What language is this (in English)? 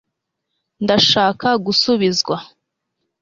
Kinyarwanda